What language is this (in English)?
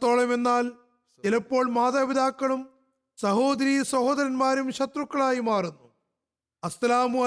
Malayalam